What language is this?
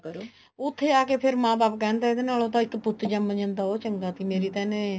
Punjabi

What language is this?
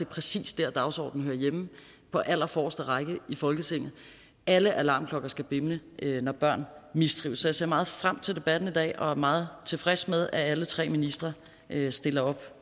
Danish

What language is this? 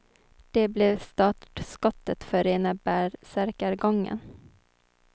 Swedish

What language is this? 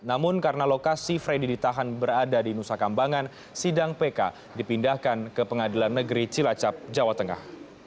Indonesian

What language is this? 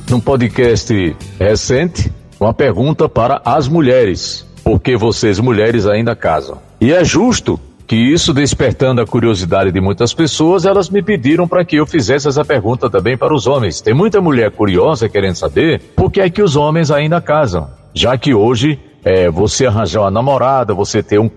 Portuguese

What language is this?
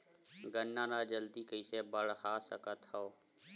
Chhattisgarhi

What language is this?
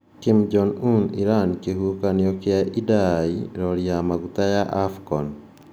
Kikuyu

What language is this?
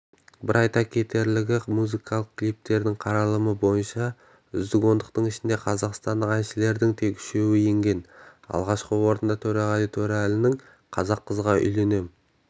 Kazakh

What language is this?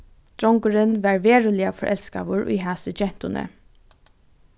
Faroese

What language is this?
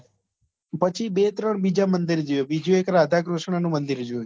Gujarati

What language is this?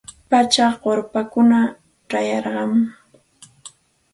Santa Ana de Tusi Pasco Quechua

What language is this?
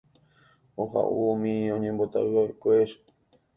Guarani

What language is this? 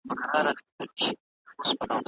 Pashto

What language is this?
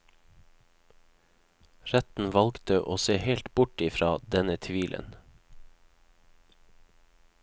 Norwegian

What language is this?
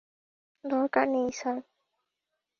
Bangla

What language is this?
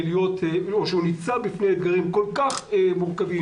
Hebrew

